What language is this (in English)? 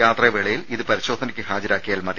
Malayalam